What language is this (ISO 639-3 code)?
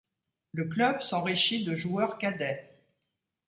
fra